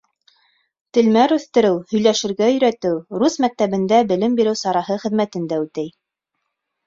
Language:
Bashkir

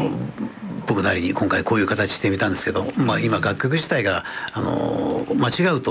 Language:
Japanese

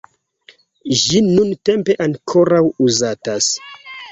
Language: Esperanto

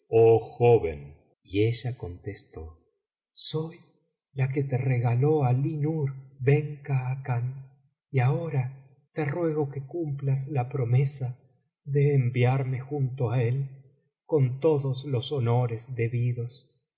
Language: Spanish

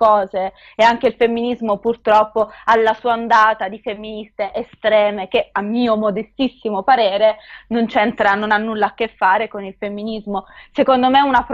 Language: Italian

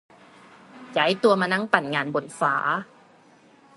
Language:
Thai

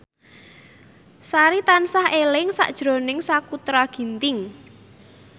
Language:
Javanese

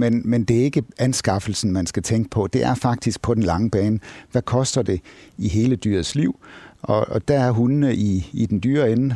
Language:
Danish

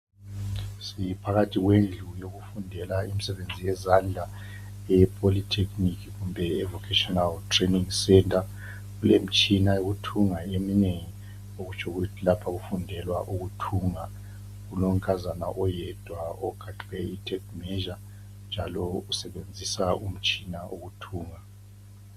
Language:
North Ndebele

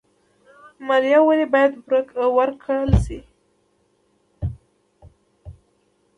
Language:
Pashto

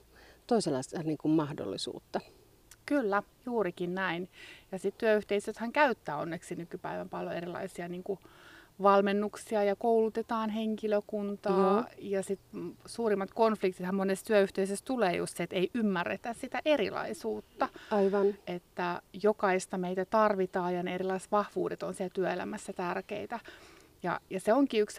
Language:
Finnish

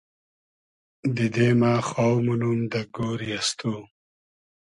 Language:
Hazaragi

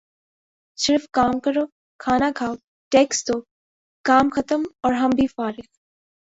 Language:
Urdu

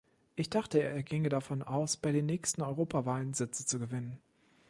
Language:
German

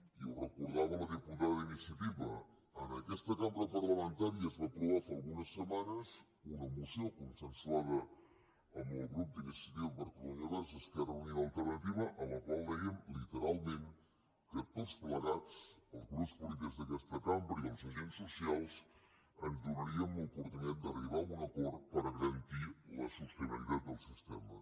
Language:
Catalan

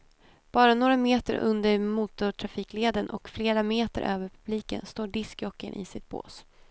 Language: Swedish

